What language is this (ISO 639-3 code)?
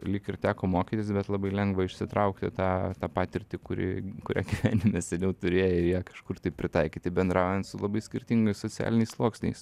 lit